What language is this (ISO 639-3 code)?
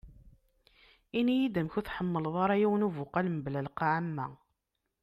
kab